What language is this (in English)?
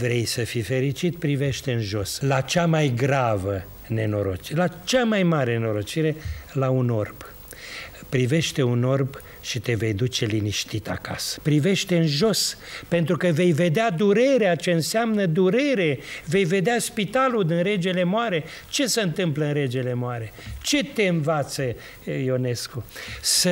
Romanian